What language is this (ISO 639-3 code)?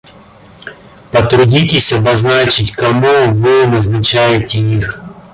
rus